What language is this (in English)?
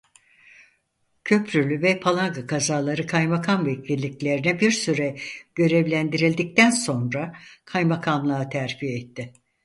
Turkish